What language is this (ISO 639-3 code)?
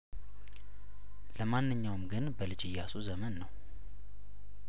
amh